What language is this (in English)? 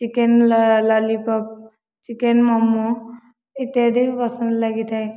Odia